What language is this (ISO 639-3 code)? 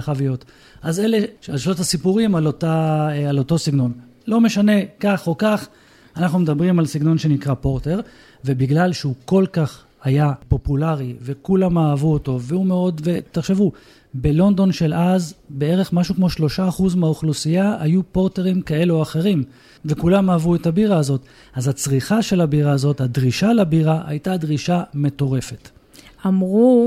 heb